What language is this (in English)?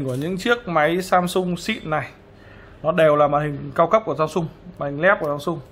Vietnamese